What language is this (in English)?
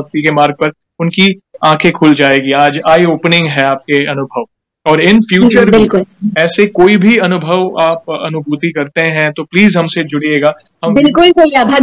Hindi